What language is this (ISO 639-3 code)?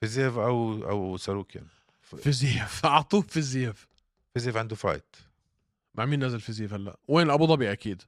ara